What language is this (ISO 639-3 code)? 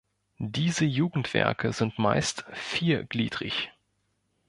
deu